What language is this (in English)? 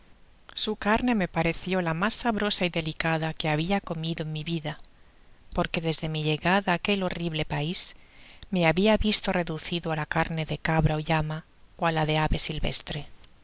Spanish